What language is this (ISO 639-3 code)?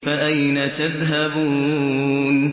ara